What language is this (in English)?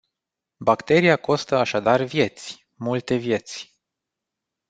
Romanian